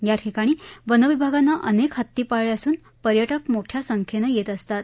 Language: Marathi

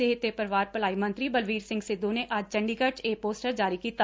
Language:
Punjabi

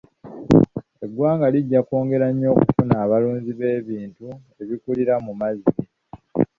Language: Ganda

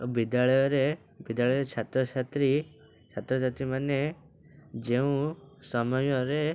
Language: Odia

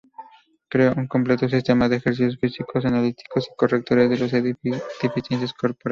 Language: Spanish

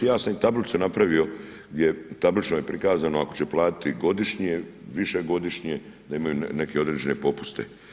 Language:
Croatian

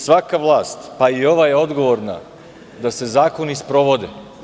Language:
Serbian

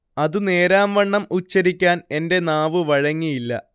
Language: Malayalam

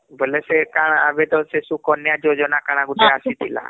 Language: Odia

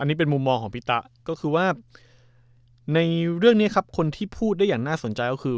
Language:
Thai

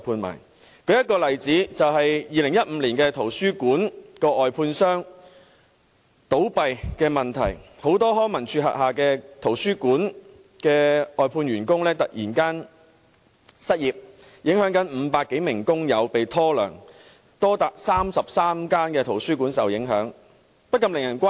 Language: Cantonese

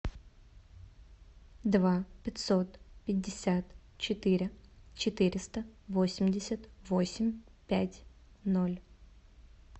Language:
Russian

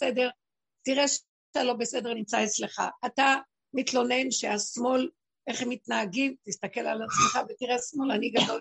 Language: Hebrew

